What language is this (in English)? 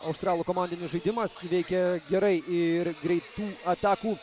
Lithuanian